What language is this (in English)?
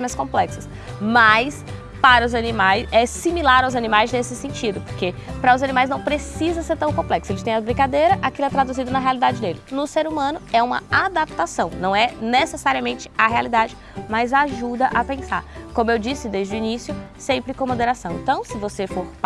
Portuguese